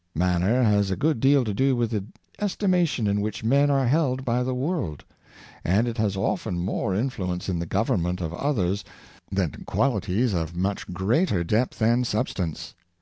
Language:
English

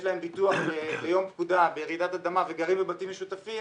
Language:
Hebrew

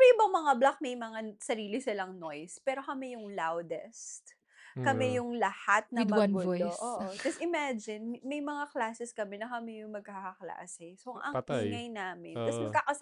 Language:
Filipino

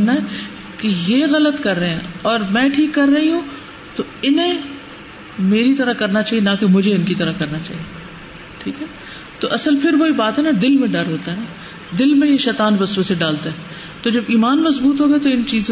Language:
Urdu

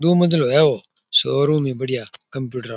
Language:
Rajasthani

